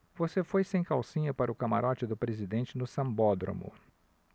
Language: Portuguese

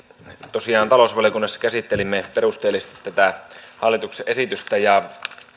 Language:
Finnish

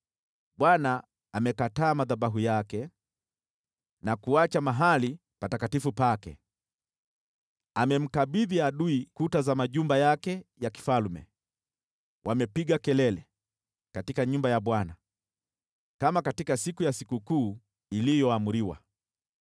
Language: Swahili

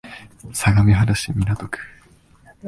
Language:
Japanese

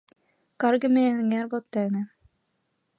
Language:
Mari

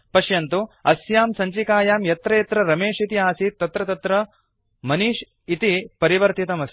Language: Sanskrit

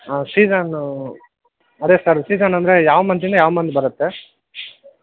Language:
Kannada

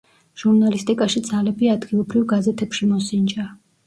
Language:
Georgian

